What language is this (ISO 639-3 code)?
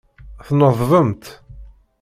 kab